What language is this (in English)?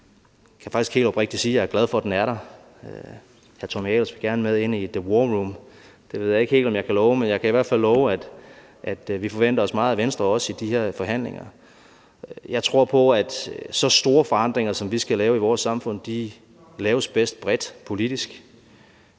Danish